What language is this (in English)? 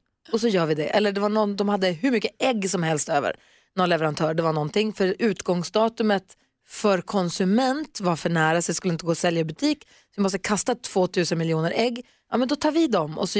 Swedish